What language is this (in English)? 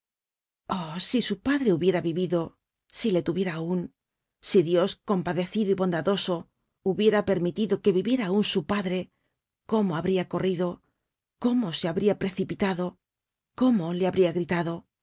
Spanish